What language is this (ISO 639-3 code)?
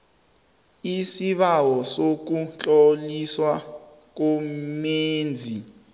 nbl